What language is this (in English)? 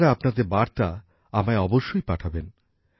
Bangla